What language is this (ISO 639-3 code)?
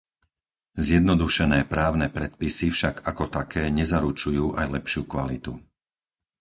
slk